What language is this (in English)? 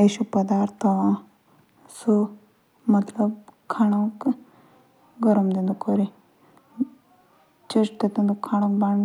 Jaunsari